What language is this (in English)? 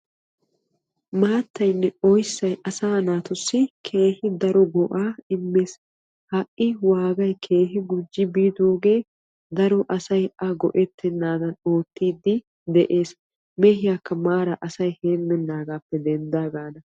Wolaytta